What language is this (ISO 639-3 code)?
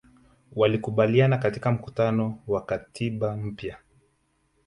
swa